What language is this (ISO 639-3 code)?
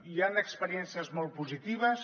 cat